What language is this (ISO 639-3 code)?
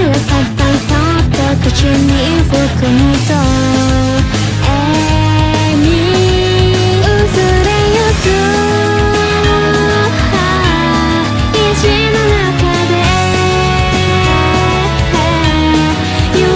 ind